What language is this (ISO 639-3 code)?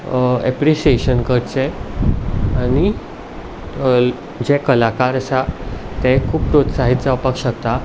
kok